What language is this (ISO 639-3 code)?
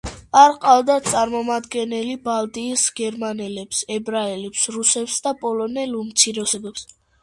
kat